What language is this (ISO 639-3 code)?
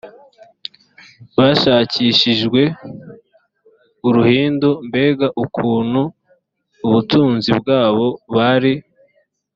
kin